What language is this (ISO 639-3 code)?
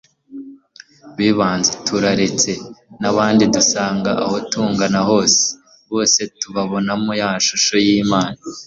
kin